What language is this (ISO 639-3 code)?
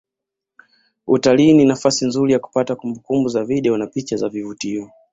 swa